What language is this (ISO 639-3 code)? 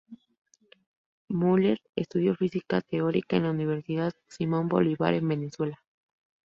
spa